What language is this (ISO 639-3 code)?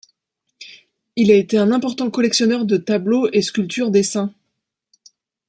fra